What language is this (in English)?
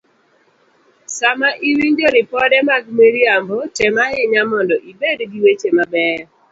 Luo (Kenya and Tanzania)